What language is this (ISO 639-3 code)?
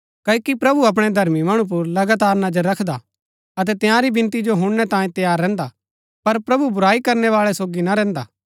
gbk